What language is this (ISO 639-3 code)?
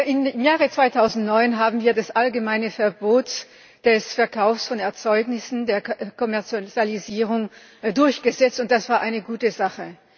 deu